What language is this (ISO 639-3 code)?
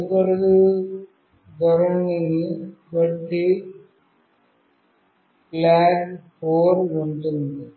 tel